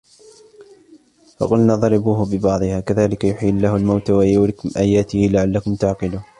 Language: Arabic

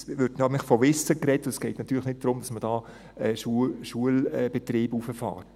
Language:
Swiss German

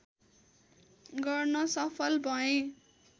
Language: Nepali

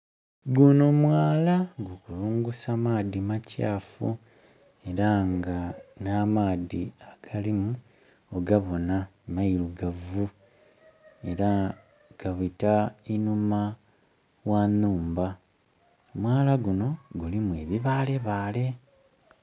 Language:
Soga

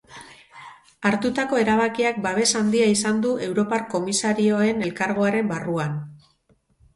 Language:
Basque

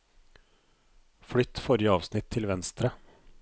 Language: Norwegian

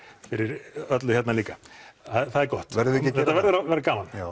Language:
Icelandic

